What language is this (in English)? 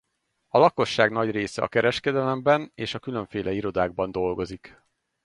Hungarian